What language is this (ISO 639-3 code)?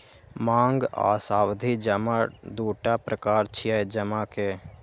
mai